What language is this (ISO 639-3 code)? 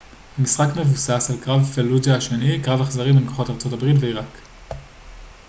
heb